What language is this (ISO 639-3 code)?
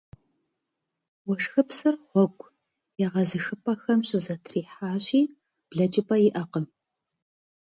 kbd